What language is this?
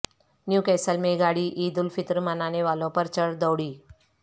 Urdu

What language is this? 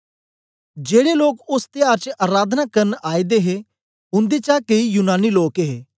Dogri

